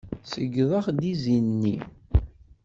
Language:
Kabyle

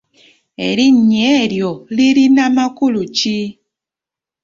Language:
Ganda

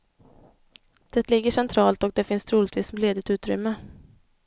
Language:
Swedish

